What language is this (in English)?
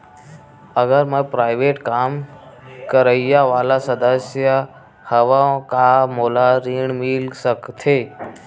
Chhattisgarhi